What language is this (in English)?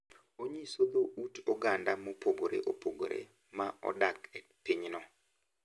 Luo (Kenya and Tanzania)